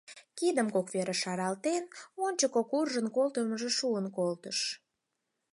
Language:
Mari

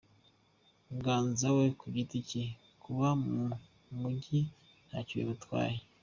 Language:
Kinyarwanda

